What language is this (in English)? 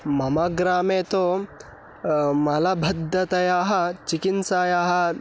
Sanskrit